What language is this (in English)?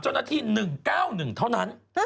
Thai